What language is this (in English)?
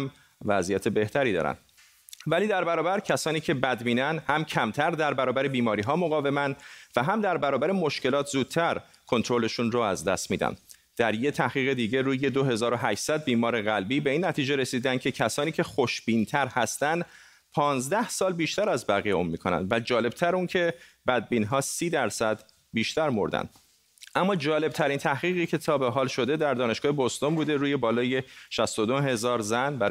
Persian